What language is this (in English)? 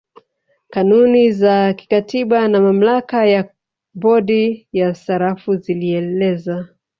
Swahili